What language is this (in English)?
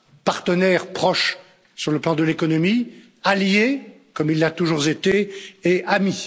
French